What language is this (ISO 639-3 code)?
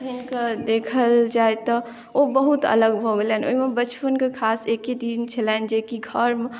mai